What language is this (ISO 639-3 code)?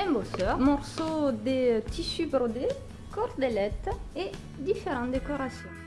fra